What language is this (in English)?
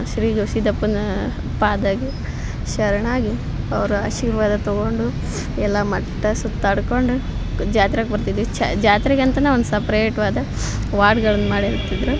Kannada